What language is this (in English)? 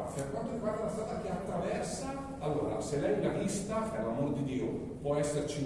Italian